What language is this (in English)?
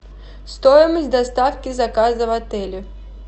Russian